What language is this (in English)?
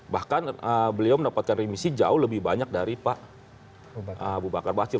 Indonesian